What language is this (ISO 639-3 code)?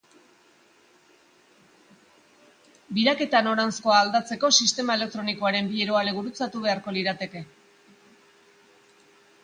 eus